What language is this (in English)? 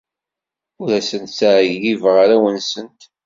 Kabyle